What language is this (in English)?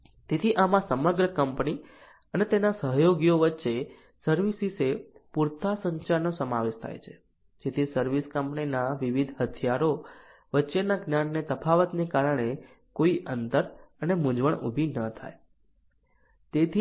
Gujarati